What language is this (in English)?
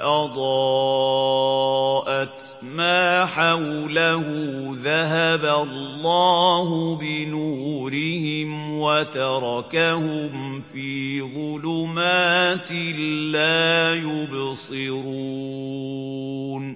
Arabic